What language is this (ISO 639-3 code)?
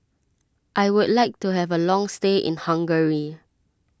eng